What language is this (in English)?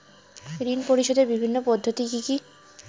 Bangla